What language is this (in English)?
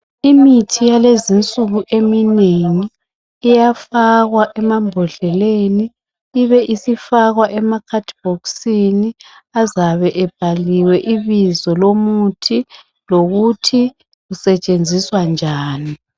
North Ndebele